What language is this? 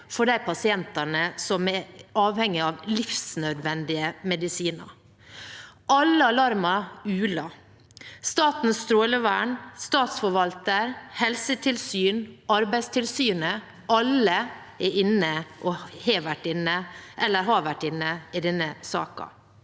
Norwegian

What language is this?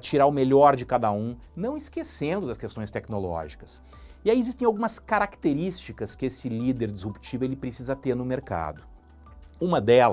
Portuguese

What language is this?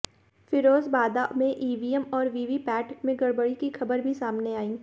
Hindi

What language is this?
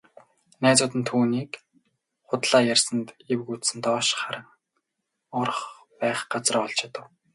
Mongolian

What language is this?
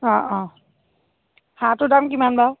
Assamese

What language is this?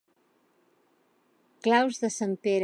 Catalan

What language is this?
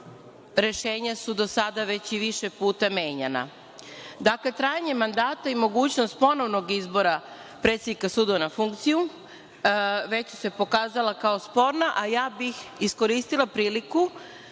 Serbian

